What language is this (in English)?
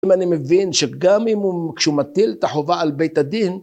Hebrew